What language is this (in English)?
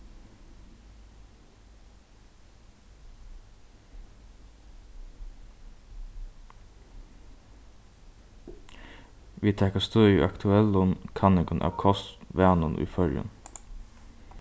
Faroese